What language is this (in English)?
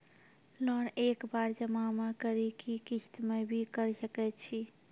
Maithili